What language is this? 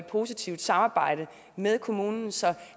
Danish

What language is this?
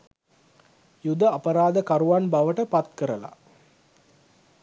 Sinhala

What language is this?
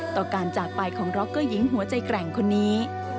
Thai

